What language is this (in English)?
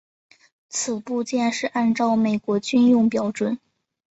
Chinese